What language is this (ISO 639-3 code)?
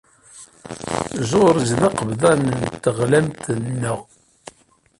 kab